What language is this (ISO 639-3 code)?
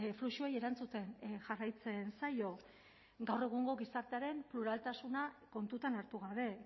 eus